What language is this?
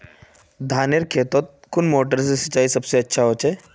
Magahi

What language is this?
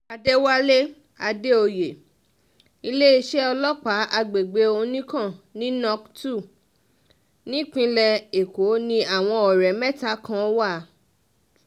Yoruba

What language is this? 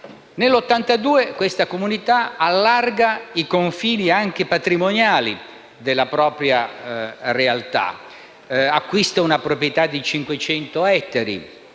Italian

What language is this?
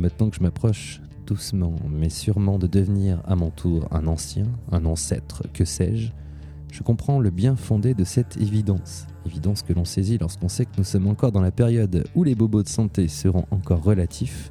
French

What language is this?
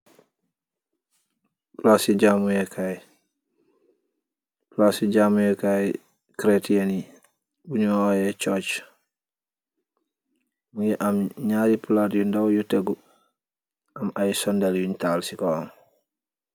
Wolof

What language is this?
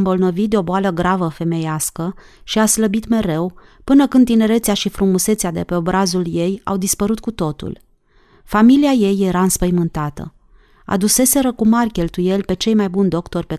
Romanian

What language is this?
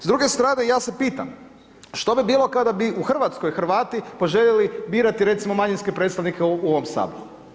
Croatian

